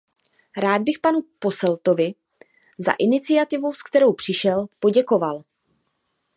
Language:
Czech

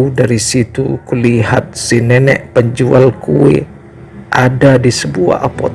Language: Indonesian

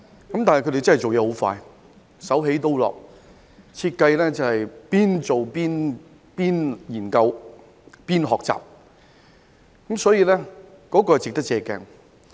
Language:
Cantonese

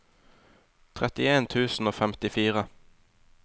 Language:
Norwegian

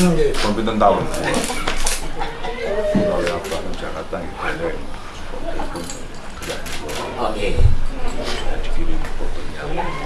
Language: Indonesian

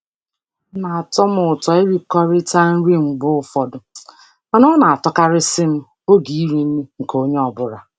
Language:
Igbo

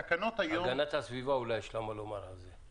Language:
Hebrew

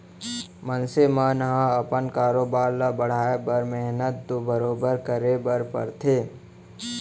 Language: Chhattisgarhi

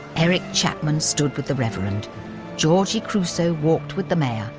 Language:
English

